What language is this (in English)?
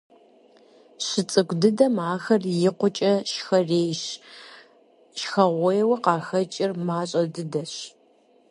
Kabardian